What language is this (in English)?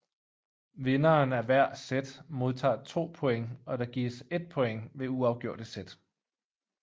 Danish